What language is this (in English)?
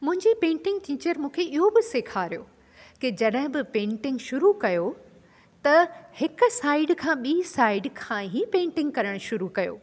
Sindhi